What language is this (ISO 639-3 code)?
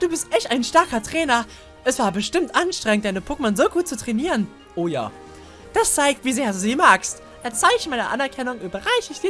deu